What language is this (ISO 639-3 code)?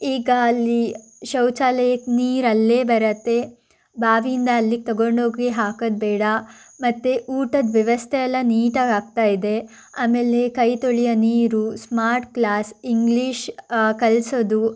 kan